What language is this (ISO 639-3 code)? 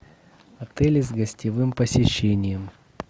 rus